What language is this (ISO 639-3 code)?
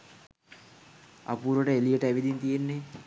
sin